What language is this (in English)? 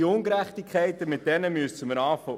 Swiss German